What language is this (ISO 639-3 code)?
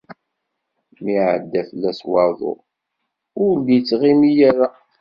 kab